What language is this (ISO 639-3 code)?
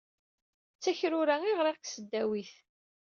kab